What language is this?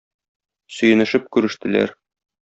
Tatar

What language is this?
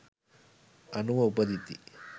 Sinhala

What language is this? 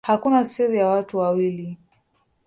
Swahili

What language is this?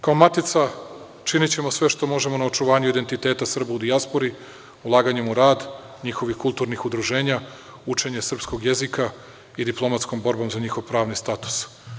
Serbian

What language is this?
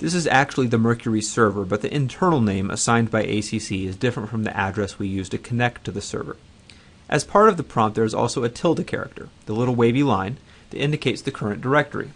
English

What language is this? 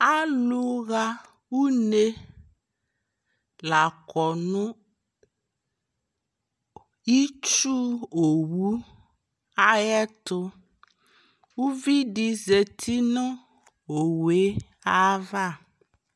Ikposo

